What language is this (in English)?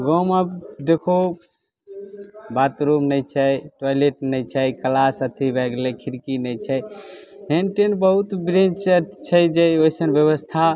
Maithili